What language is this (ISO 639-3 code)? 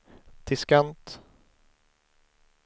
swe